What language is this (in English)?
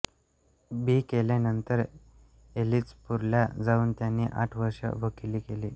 Marathi